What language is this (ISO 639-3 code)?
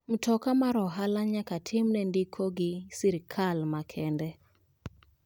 luo